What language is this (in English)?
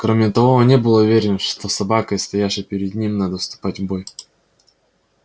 Russian